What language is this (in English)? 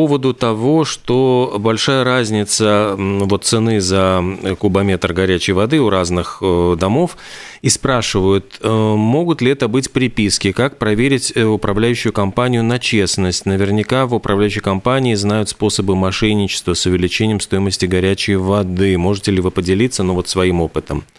Russian